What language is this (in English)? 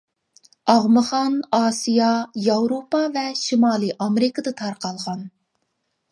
Uyghur